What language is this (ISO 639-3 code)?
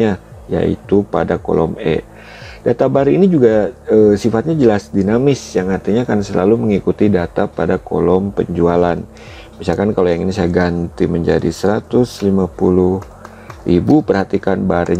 ind